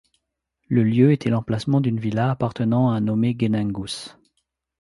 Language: French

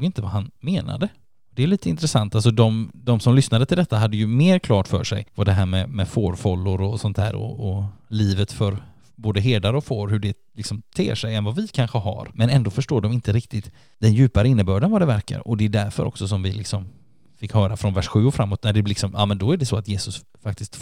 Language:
Swedish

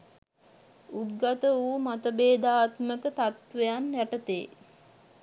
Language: Sinhala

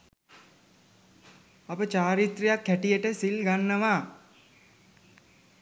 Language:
Sinhala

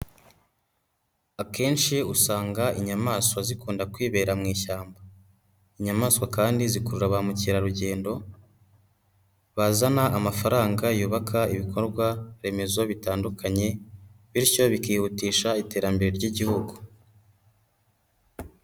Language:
Kinyarwanda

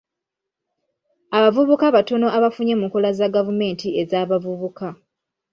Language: Ganda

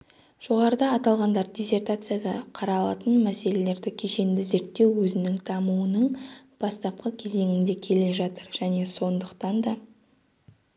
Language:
Kazakh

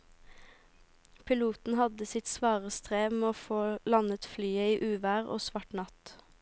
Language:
Norwegian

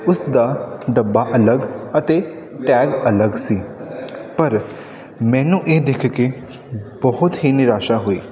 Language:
Punjabi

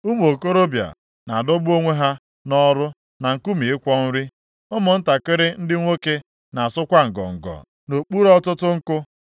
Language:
Igbo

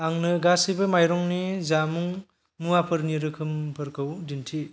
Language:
Bodo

